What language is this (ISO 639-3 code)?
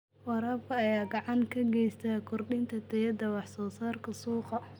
som